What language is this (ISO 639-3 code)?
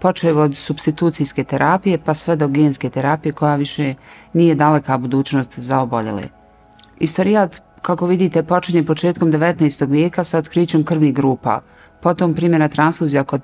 hrv